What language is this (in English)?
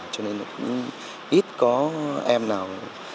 Vietnamese